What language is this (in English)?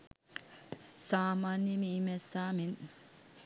Sinhala